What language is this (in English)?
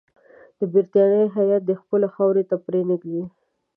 Pashto